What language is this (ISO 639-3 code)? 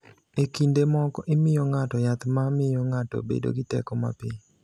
luo